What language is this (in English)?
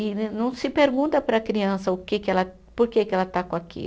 Portuguese